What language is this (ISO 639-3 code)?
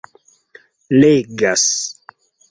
epo